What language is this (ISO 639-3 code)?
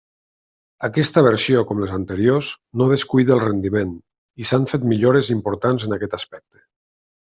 cat